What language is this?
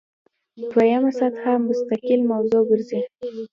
Pashto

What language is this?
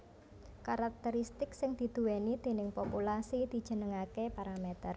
Javanese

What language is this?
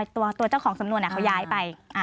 Thai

